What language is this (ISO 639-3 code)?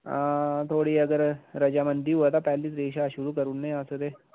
doi